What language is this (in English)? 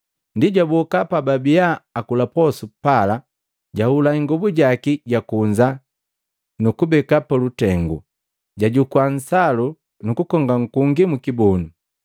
Matengo